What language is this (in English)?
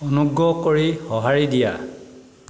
Assamese